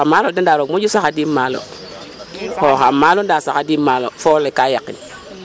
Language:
Serer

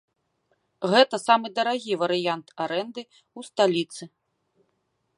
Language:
Belarusian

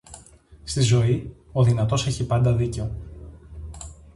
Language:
Greek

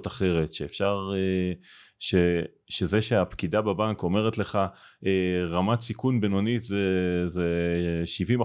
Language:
Hebrew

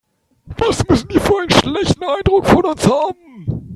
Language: German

